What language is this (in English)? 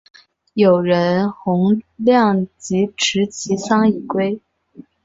Chinese